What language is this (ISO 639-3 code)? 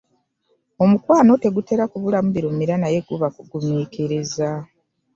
lug